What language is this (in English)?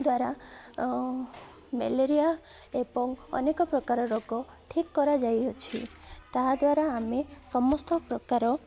Odia